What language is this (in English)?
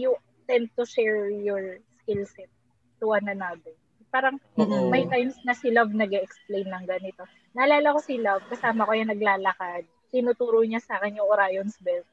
Filipino